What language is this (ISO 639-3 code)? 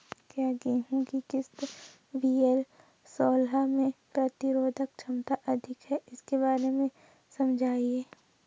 hin